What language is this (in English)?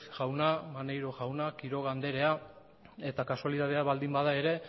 Basque